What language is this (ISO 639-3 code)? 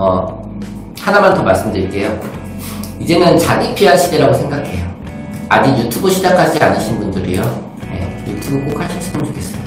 kor